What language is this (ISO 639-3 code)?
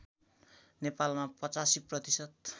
nep